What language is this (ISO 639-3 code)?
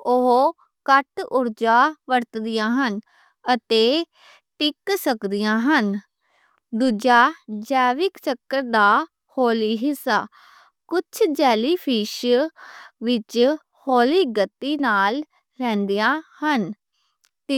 lah